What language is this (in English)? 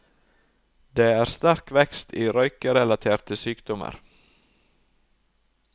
Norwegian